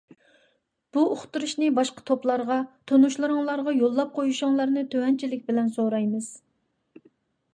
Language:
Uyghur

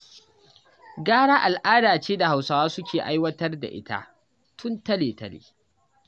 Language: Hausa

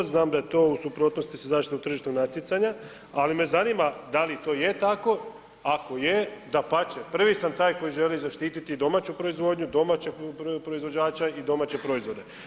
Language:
Croatian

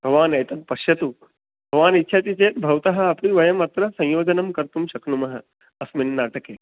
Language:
Sanskrit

